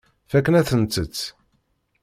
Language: Kabyle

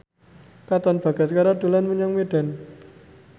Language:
Javanese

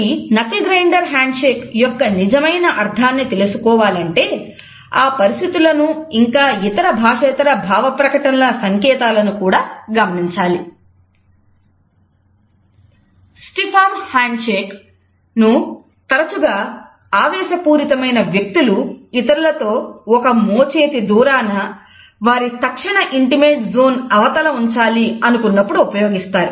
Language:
Telugu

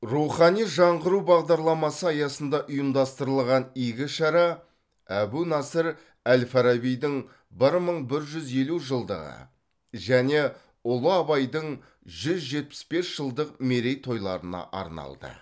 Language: Kazakh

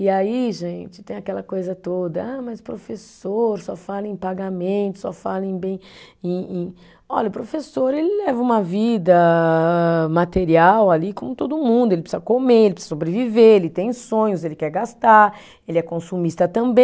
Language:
Portuguese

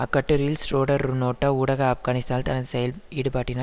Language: Tamil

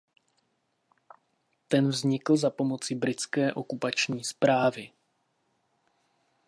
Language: Czech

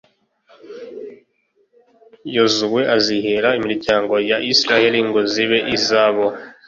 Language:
Kinyarwanda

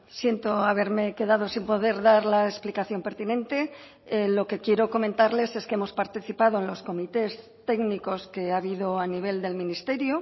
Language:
Spanish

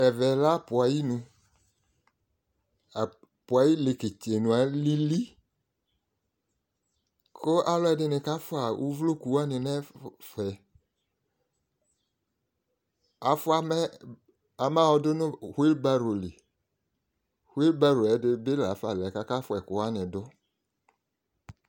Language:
Ikposo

